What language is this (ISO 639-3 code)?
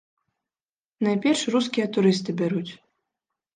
bel